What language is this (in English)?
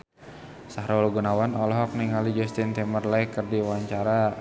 Sundanese